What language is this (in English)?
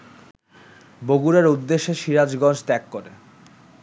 Bangla